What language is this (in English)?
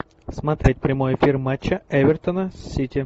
Russian